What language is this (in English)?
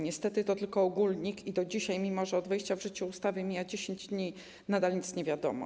Polish